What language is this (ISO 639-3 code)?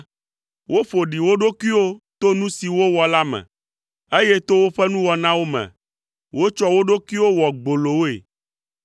ewe